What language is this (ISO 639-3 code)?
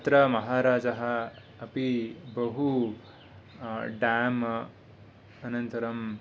san